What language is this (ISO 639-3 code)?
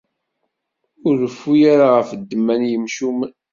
kab